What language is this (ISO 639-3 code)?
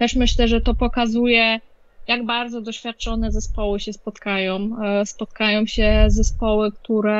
pol